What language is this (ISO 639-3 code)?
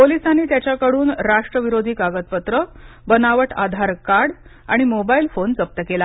mar